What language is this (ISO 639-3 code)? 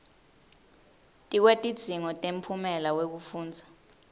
ssw